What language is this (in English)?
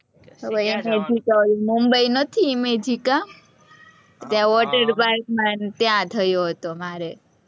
Gujarati